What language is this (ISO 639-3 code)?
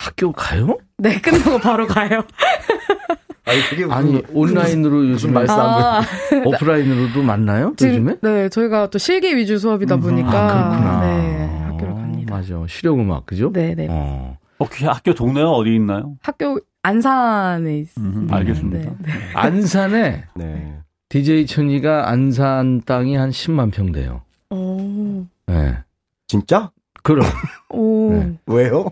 kor